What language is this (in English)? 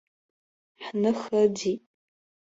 Abkhazian